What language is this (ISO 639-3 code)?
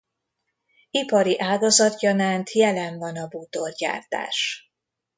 hun